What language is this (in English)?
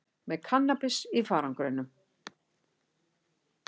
Icelandic